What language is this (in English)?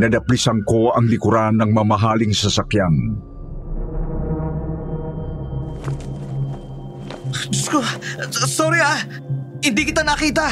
Filipino